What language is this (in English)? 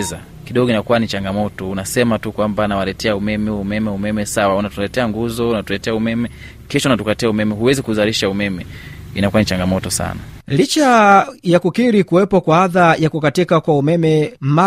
Swahili